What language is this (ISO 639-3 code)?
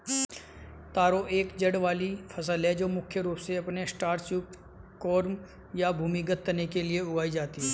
hin